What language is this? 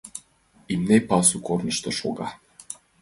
Mari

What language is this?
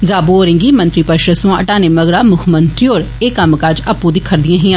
Dogri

